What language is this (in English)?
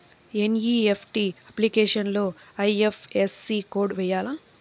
Telugu